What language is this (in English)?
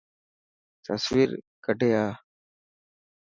Dhatki